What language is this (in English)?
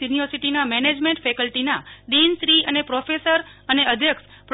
Gujarati